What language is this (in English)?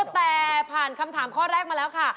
Thai